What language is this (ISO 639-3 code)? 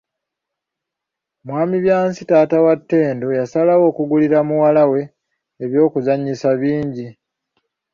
lug